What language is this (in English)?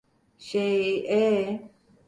Turkish